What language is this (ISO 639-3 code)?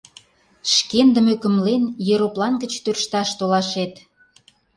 chm